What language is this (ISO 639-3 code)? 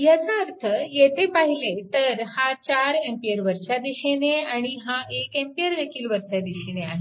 mar